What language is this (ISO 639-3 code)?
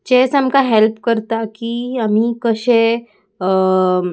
kok